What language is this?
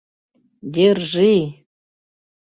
Mari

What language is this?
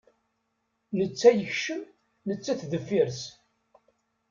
Kabyle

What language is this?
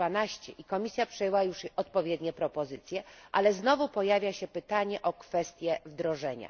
Polish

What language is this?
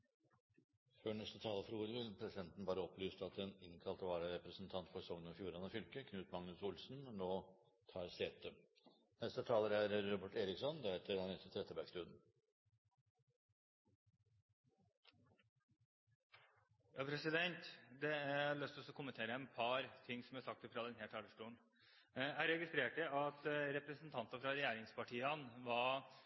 Norwegian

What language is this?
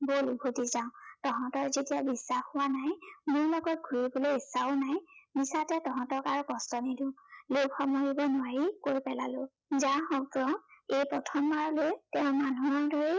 Assamese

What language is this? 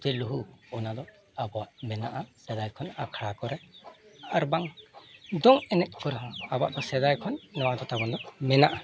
Santali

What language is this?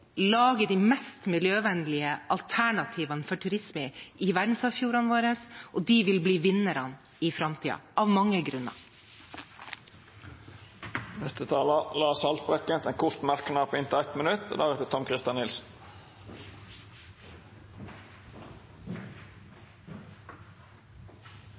Norwegian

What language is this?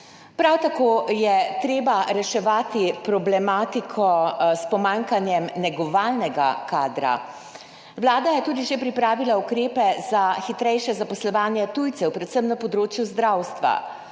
Slovenian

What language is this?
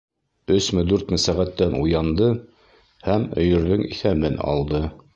Bashkir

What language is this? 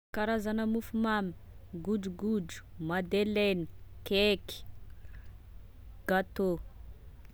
Tesaka Malagasy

